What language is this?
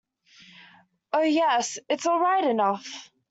English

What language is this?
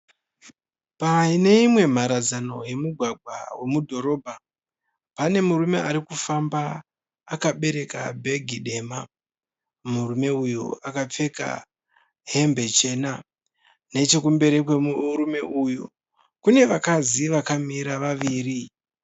Shona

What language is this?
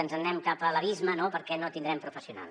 Catalan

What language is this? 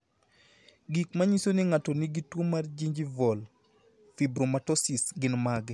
Luo (Kenya and Tanzania)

